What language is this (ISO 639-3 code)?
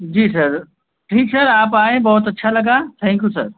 hin